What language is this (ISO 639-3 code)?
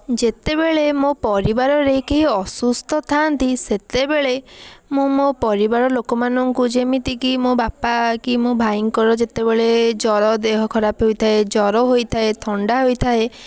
ori